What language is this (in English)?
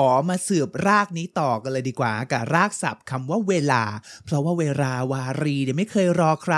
Thai